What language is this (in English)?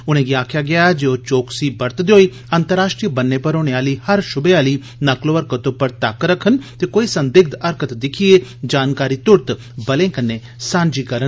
Dogri